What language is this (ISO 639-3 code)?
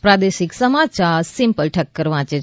guj